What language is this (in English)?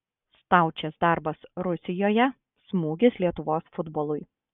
Lithuanian